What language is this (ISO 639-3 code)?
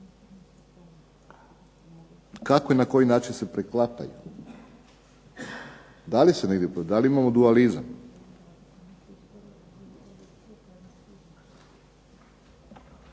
hrv